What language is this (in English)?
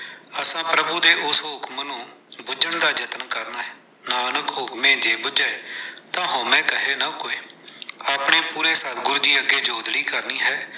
Punjabi